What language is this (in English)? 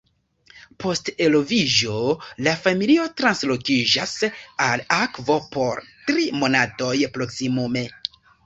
Esperanto